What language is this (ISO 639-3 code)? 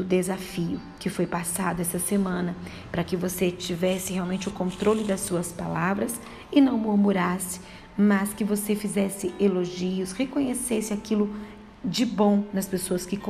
por